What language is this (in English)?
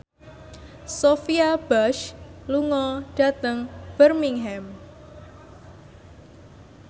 Javanese